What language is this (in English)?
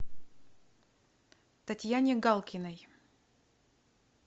Russian